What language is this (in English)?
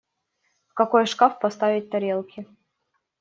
Russian